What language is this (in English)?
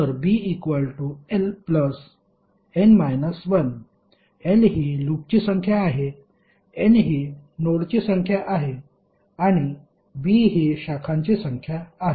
Marathi